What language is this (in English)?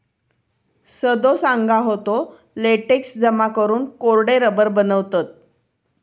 Marathi